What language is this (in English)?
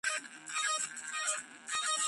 Georgian